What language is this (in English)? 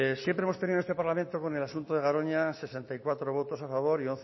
Spanish